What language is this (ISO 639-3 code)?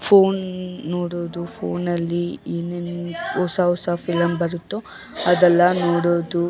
kan